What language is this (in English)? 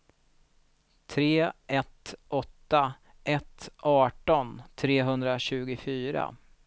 Swedish